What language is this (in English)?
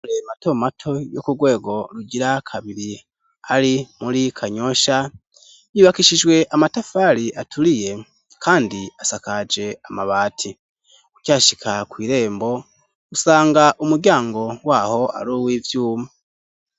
Rundi